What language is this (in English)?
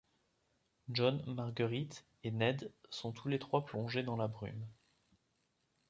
French